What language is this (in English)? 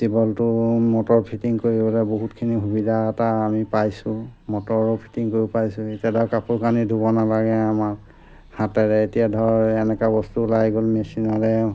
Assamese